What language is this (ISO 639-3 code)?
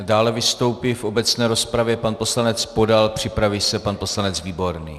ces